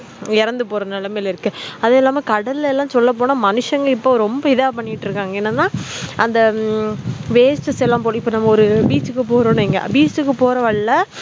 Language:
Tamil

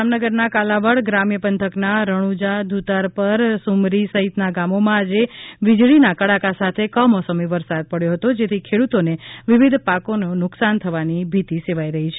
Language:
Gujarati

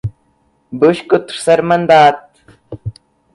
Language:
Portuguese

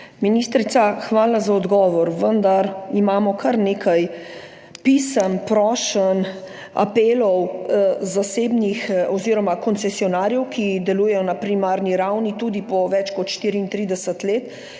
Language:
Slovenian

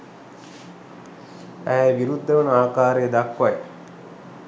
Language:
Sinhala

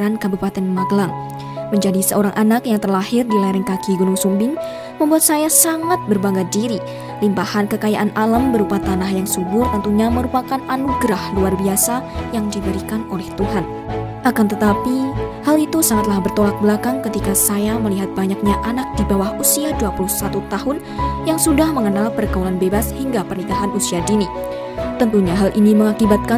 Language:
Indonesian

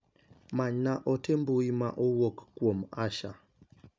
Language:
Luo (Kenya and Tanzania)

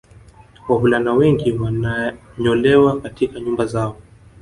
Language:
Swahili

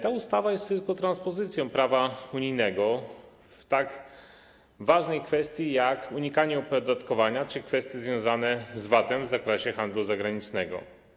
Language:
Polish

